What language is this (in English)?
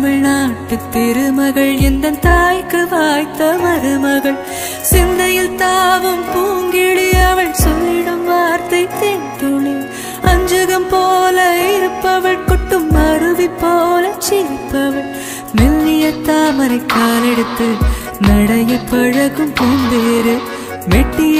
Hindi